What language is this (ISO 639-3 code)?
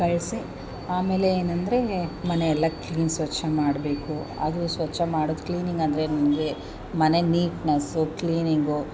kan